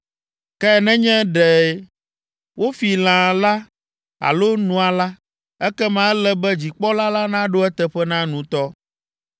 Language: Ewe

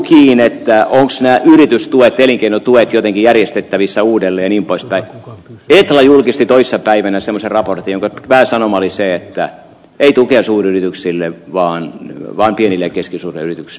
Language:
Finnish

